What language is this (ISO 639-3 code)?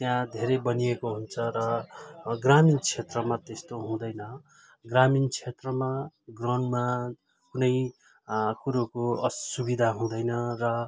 nep